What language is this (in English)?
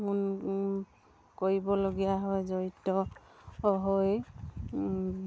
Assamese